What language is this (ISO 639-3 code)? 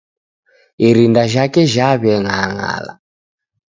dav